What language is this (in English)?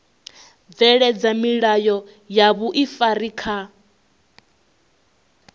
Venda